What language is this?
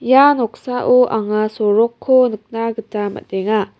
Garo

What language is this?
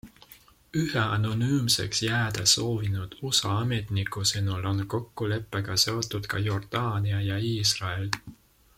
Estonian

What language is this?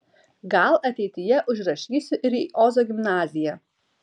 Lithuanian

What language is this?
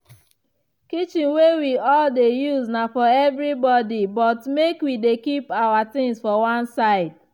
Nigerian Pidgin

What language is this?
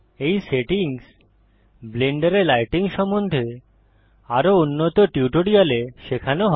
Bangla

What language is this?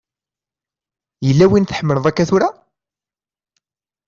Kabyle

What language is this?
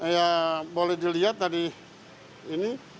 Indonesian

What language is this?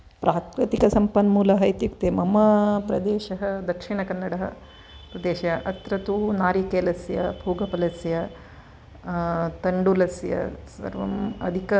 Sanskrit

